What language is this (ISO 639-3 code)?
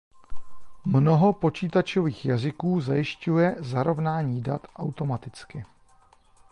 ces